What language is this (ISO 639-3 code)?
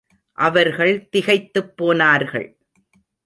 tam